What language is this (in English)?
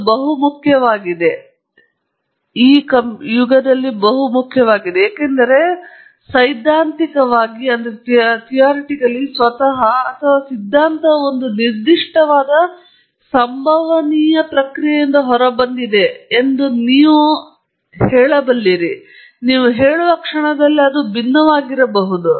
Kannada